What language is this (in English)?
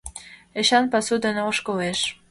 Mari